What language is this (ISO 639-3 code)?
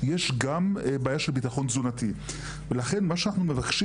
heb